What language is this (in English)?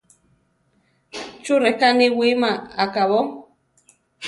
Central Tarahumara